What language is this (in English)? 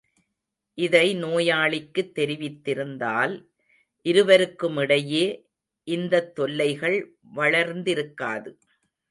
Tamil